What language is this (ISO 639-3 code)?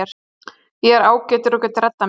isl